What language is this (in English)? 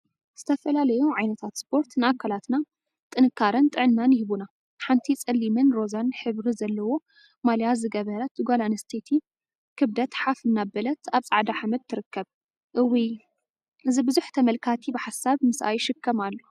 Tigrinya